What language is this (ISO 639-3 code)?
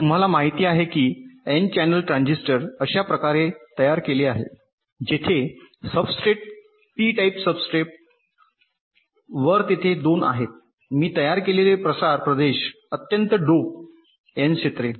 mar